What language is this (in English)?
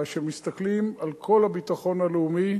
Hebrew